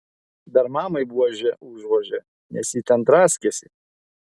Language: Lithuanian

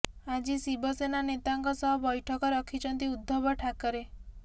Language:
Odia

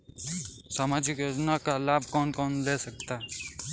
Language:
Hindi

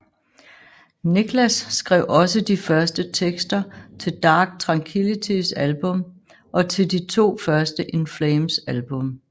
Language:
Danish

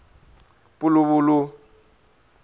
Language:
Tsonga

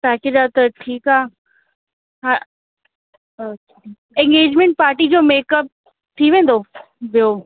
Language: Sindhi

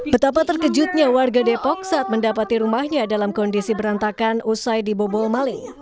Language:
Indonesian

